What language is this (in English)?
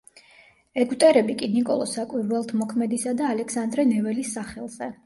Georgian